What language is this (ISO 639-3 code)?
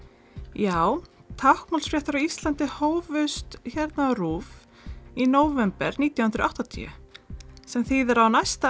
isl